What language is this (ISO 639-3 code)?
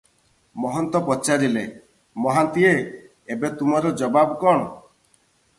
ori